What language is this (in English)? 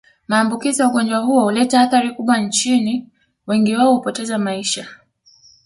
Swahili